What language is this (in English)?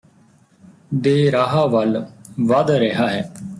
Punjabi